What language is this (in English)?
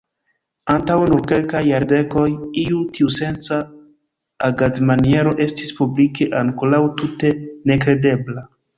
Esperanto